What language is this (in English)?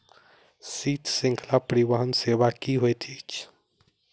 Maithili